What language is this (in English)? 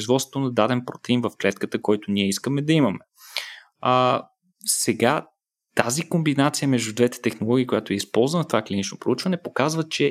Bulgarian